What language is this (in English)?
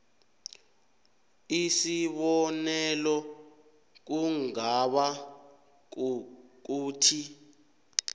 South Ndebele